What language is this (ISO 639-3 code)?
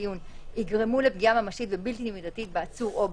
heb